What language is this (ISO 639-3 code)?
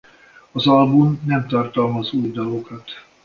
hun